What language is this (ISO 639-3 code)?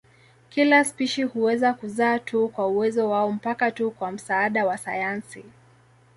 swa